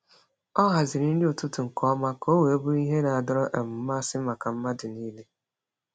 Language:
Igbo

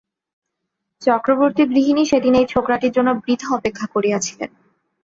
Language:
Bangla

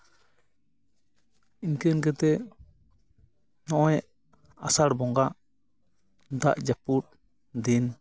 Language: Santali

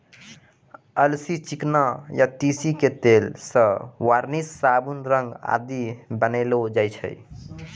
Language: Maithili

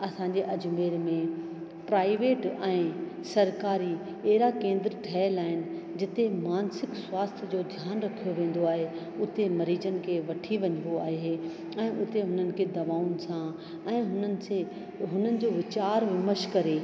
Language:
Sindhi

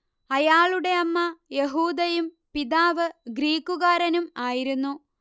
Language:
Malayalam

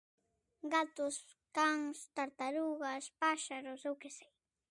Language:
Galician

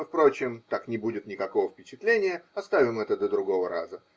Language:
Russian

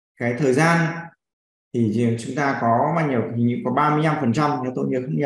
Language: Vietnamese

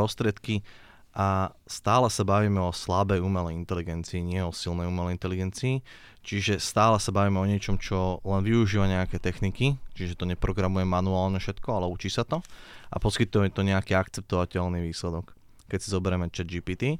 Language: Slovak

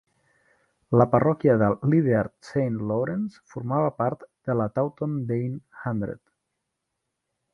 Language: Catalan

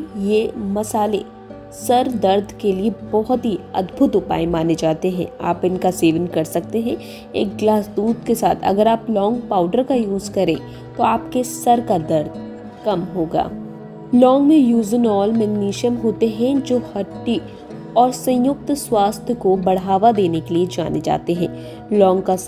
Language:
Hindi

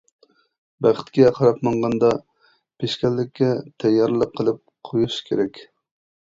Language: Uyghur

